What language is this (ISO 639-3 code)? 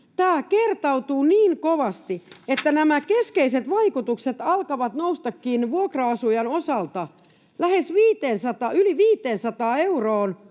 fin